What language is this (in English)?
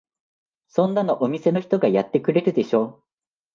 Japanese